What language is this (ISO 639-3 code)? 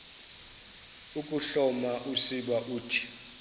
xho